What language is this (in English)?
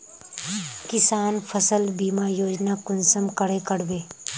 Magahi